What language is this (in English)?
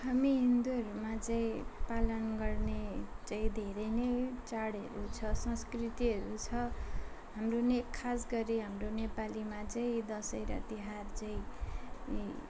Nepali